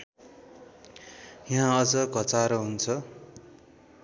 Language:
Nepali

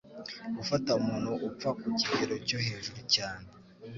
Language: Kinyarwanda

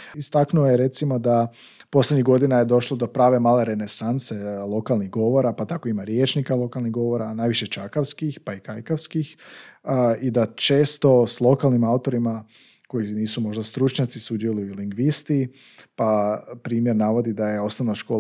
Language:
Croatian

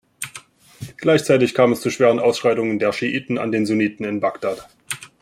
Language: German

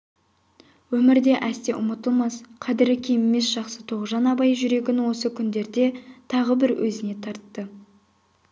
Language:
Kazakh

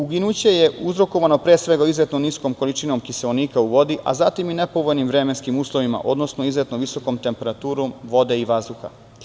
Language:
Serbian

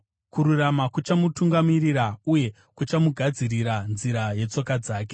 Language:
Shona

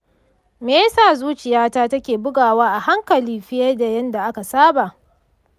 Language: Hausa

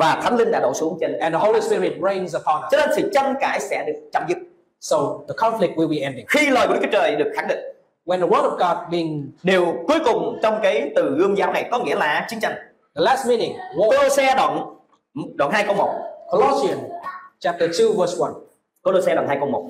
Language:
Vietnamese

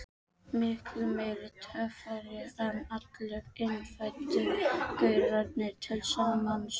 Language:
Icelandic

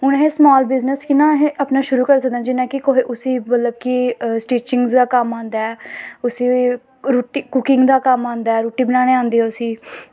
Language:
Dogri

